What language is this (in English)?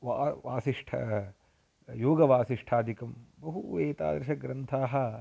Sanskrit